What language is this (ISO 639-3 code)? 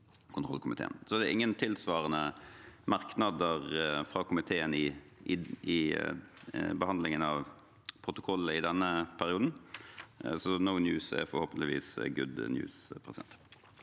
nor